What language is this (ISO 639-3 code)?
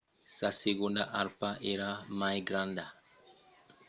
oci